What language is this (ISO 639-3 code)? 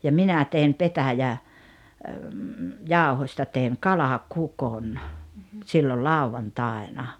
fin